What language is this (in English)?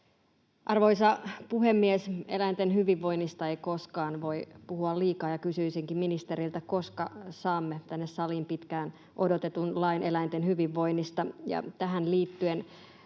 Finnish